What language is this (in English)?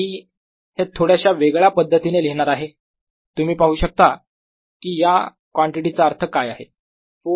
Marathi